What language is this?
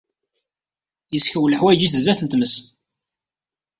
Kabyle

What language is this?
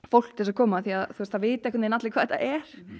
Icelandic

